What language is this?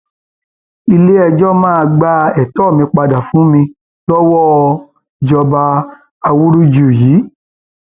Yoruba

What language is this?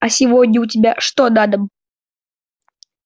Russian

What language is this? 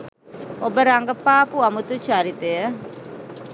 Sinhala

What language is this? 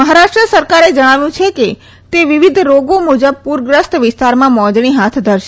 Gujarati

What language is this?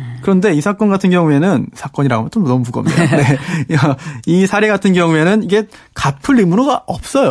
Korean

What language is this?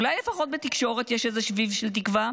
Hebrew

